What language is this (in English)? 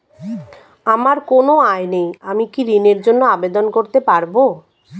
Bangla